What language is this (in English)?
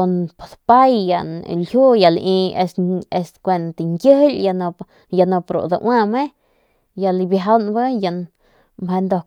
Northern Pame